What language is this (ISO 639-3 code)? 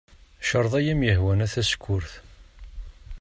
kab